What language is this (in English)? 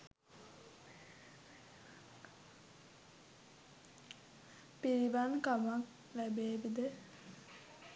Sinhala